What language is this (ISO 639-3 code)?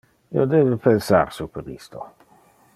ina